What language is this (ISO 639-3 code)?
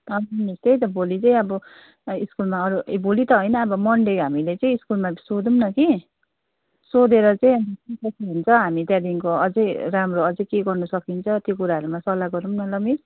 nep